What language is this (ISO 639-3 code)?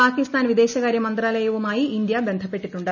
mal